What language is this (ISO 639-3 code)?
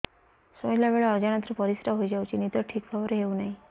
ori